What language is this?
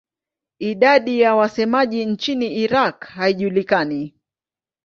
Swahili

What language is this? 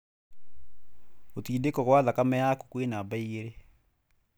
Kikuyu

